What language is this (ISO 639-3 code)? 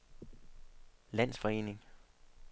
dan